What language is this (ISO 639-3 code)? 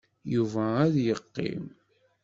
kab